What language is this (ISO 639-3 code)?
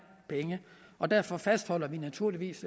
dan